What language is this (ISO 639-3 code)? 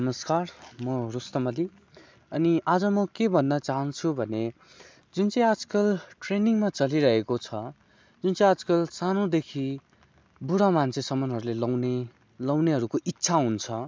nep